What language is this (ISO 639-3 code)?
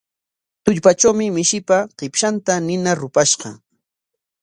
qwa